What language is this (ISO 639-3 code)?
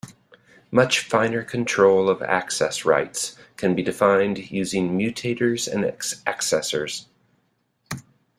eng